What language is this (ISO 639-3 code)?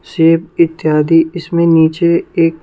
hin